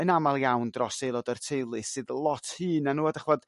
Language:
Welsh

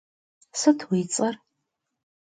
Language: Kabardian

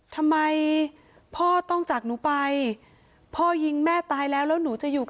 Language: Thai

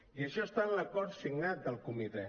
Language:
Catalan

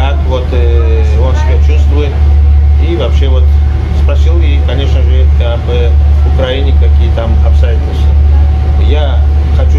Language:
Russian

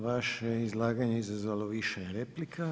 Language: Croatian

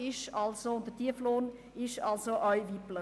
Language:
Swiss German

